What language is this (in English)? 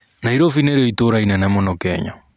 Kikuyu